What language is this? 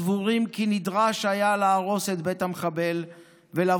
Hebrew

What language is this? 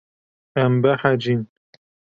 Kurdish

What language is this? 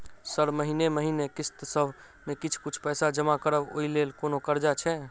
Maithili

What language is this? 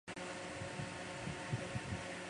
Chinese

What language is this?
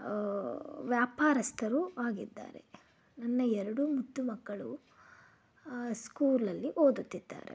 Kannada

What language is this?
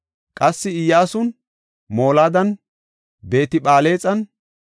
Gofa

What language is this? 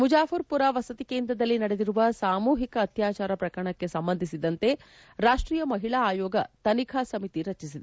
Kannada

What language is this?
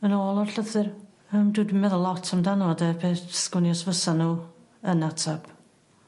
Welsh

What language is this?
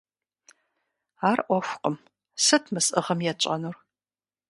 Kabardian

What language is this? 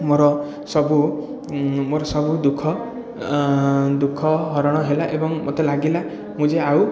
Odia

